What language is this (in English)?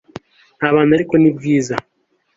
Kinyarwanda